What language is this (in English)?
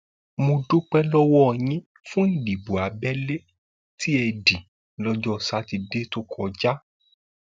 Yoruba